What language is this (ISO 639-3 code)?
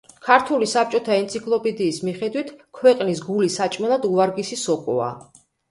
kat